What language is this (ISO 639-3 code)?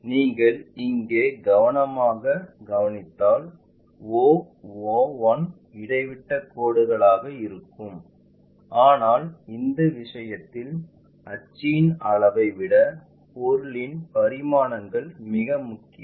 tam